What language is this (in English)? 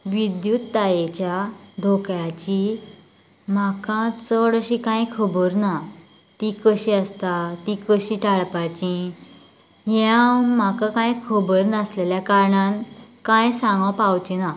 Konkani